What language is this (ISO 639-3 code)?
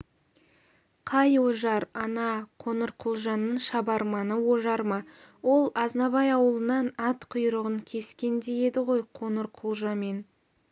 kaz